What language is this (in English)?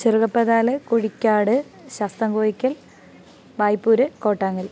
Malayalam